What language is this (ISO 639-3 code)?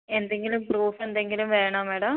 mal